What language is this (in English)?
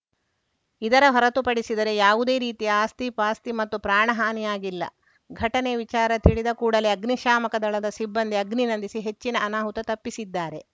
Kannada